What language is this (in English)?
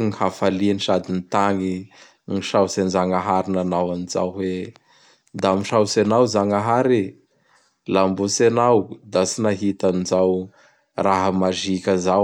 Bara Malagasy